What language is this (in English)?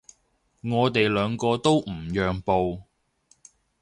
Cantonese